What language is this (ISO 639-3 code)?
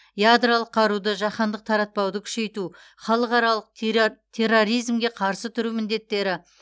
kaz